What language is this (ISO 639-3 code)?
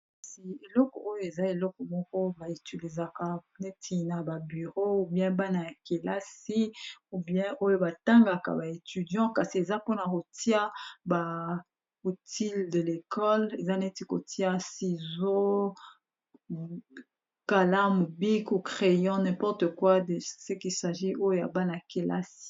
lin